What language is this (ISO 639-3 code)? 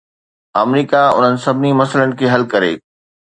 snd